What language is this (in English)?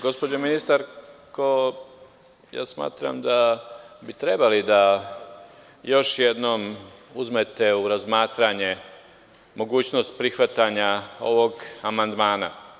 Serbian